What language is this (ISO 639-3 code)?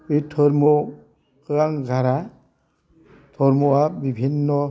brx